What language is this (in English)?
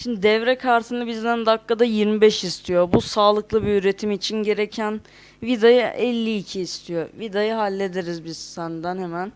Turkish